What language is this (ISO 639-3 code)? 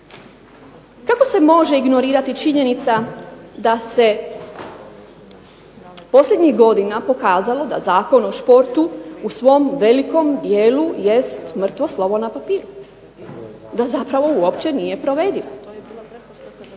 hrv